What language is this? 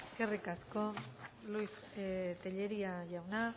Basque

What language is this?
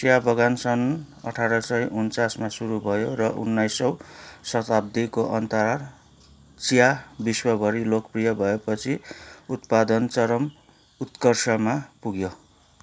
Nepali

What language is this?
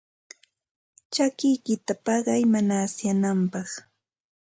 Ambo-Pasco Quechua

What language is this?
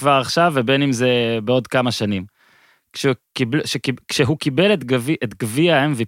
Hebrew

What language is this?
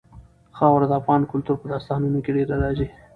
Pashto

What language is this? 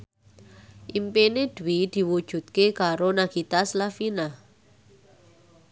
Javanese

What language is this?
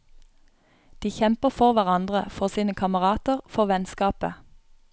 Norwegian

